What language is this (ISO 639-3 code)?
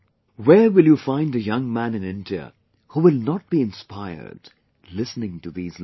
eng